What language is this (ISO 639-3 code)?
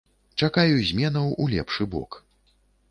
bel